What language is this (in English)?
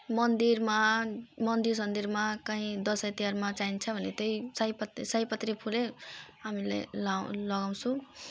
Nepali